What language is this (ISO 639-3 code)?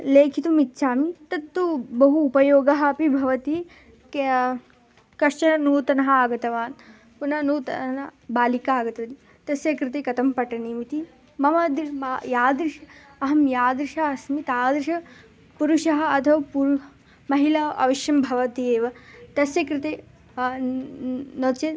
san